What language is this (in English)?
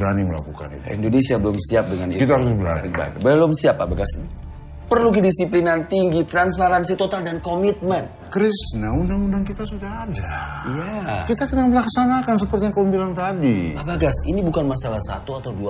Indonesian